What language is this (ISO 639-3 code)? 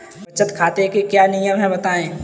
hin